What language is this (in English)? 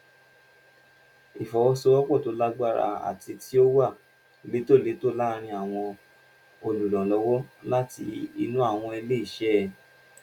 Yoruba